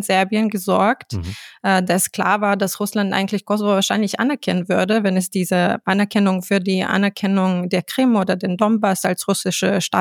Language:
German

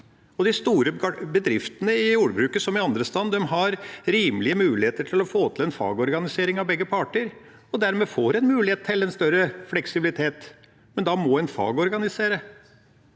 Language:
Norwegian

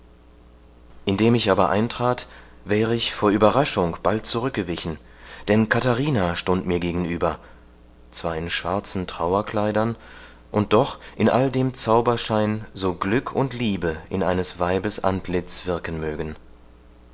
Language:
German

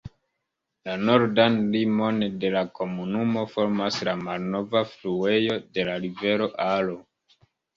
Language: Esperanto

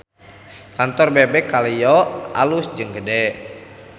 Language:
Sundanese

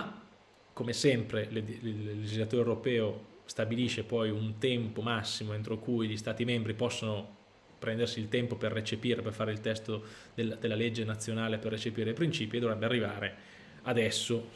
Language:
Italian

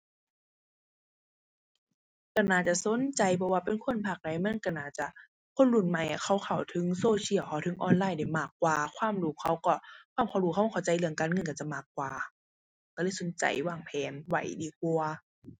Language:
Thai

